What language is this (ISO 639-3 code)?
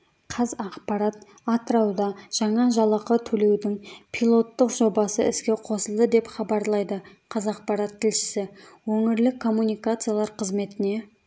kaz